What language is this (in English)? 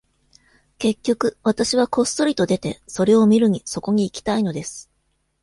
Japanese